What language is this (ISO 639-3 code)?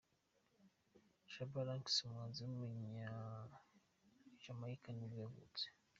kin